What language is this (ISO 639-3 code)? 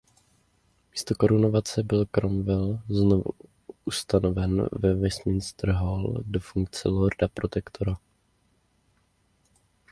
ces